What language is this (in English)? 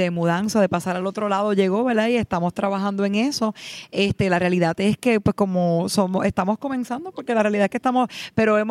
Spanish